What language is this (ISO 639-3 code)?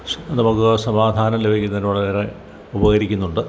mal